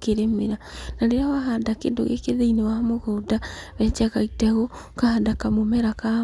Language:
Kikuyu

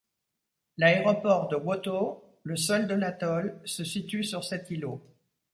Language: French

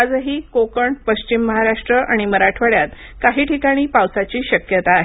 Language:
Marathi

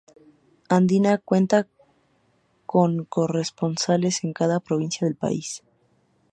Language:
Spanish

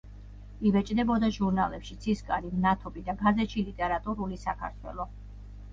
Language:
Georgian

